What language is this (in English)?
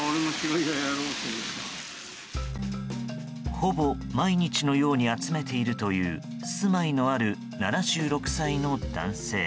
Japanese